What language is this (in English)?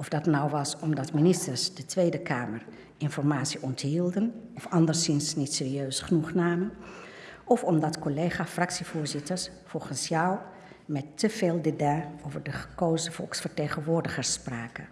Dutch